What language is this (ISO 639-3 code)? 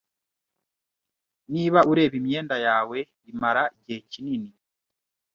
kin